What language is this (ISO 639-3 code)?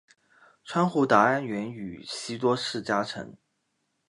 zho